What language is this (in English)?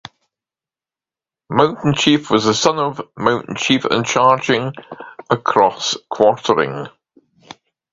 English